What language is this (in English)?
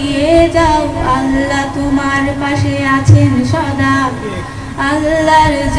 Hindi